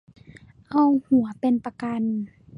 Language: Thai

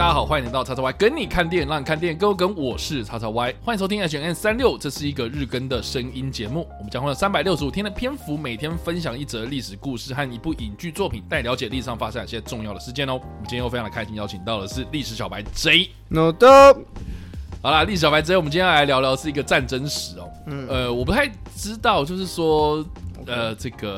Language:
Chinese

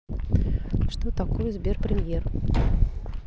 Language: Russian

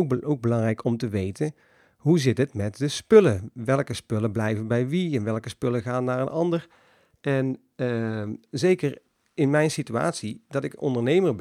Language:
Dutch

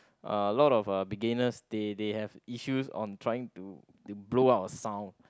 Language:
English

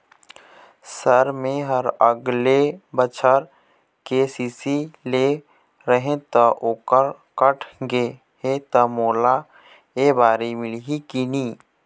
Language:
Chhattisgarhi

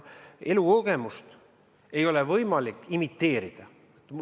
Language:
Estonian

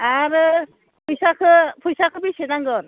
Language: Bodo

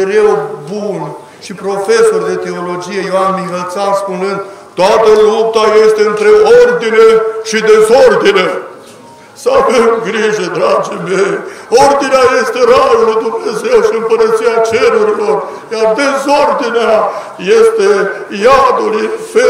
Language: Romanian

